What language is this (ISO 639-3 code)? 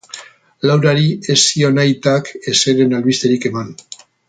eus